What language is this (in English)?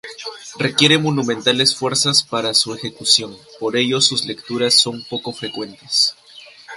Spanish